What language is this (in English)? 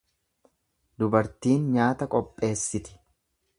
Oromo